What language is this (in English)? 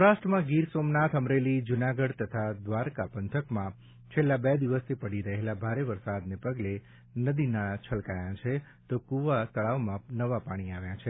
Gujarati